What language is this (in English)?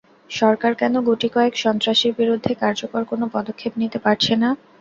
Bangla